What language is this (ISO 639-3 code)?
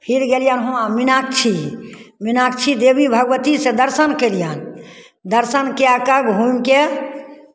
mai